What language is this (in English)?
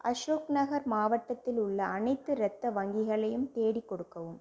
Tamil